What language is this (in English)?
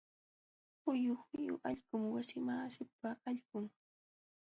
Jauja Wanca Quechua